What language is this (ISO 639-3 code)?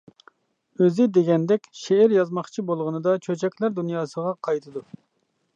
uig